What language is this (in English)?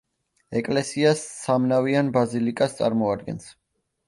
Georgian